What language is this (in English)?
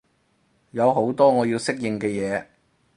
Cantonese